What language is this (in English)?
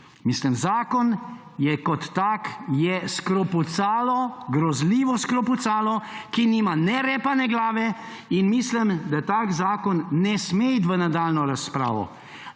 Slovenian